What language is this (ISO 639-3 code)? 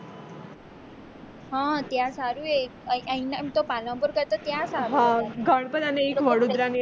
guj